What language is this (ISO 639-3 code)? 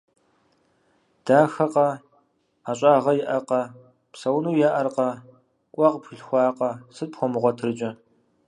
kbd